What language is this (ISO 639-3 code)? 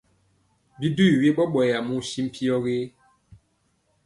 mcx